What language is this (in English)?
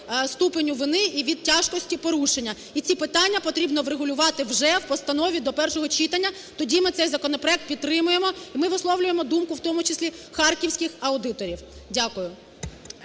Ukrainian